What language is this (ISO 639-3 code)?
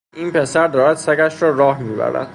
fas